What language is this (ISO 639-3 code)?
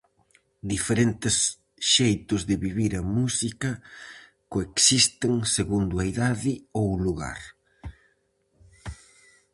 glg